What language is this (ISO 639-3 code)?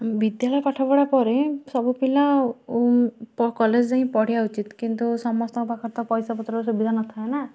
ori